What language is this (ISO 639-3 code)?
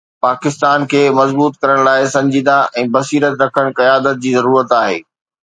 snd